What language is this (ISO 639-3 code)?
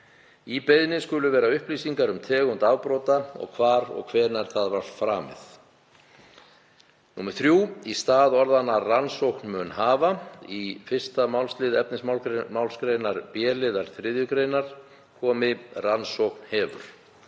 isl